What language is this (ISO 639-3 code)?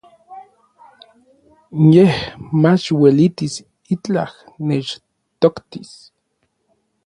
nlv